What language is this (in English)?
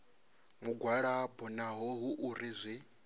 Venda